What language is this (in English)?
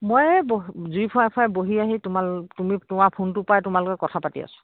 Assamese